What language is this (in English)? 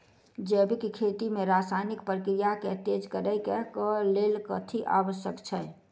Maithili